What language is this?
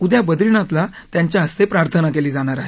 Marathi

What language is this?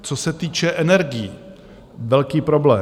Czech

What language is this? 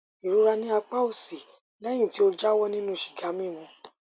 Yoruba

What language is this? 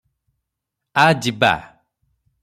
Odia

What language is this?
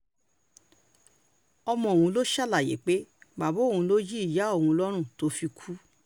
Yoruba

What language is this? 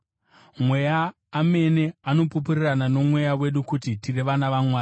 Shona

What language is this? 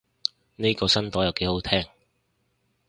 Cantonese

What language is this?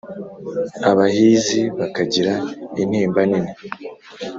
Kinyarwanda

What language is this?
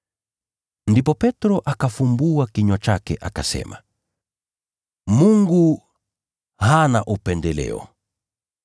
Swahili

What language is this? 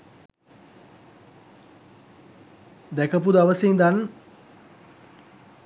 Sinhala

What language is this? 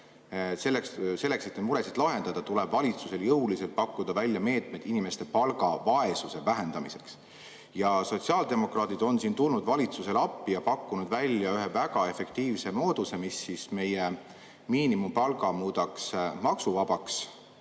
Estonian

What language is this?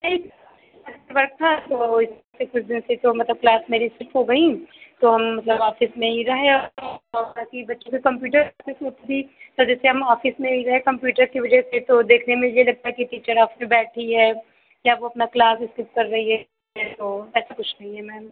Hindi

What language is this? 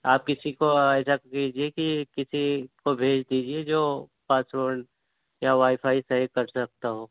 Urdu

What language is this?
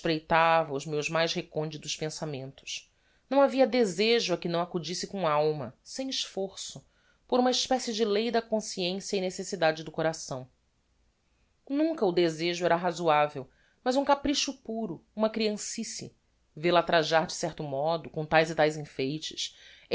Portuguese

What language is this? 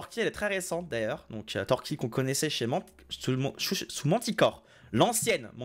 French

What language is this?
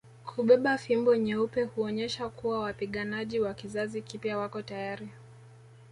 Swahili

